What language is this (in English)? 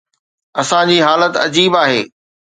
Sindhi